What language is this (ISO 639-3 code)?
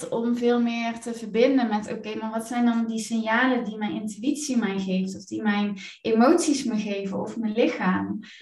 nld